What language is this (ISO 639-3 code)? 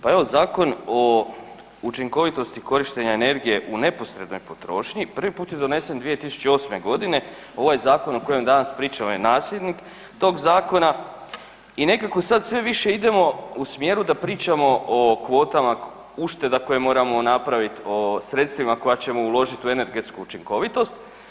hrv